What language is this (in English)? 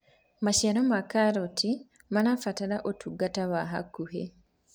Kikuyu